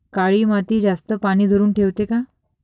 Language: Marathi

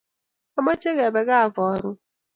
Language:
Kalenjin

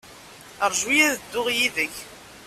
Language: Kabyle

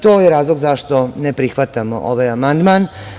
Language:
Serbian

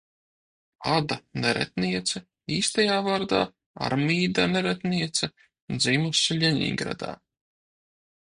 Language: Latvian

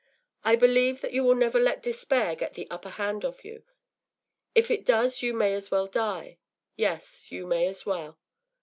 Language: English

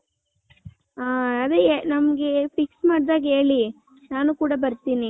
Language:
Kannada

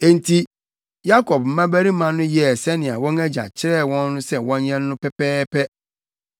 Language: Akan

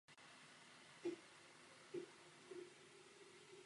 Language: Czech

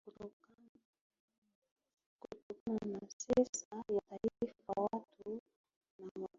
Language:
Swahili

